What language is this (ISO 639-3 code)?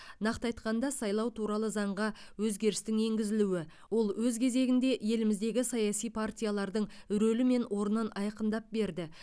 kaz